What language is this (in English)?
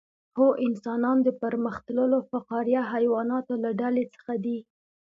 Pashto